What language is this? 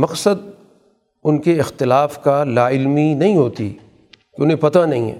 Urdu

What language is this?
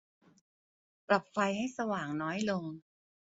Thai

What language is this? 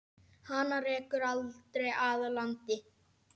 Icelandic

